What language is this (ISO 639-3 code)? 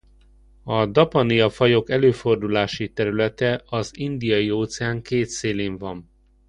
hun